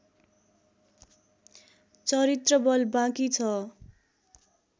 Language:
Nepali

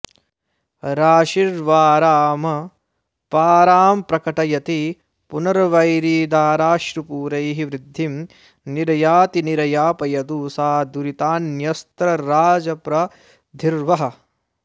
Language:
Sanskrit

